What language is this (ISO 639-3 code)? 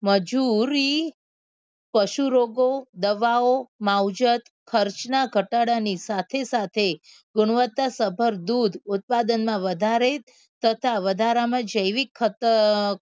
guj